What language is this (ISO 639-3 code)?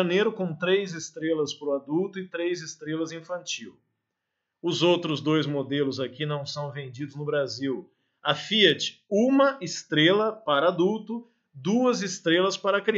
por